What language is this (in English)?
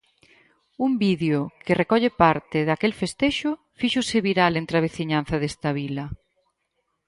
Galician